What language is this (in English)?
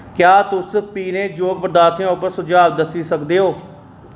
Dogri